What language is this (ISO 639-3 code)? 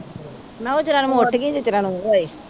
pan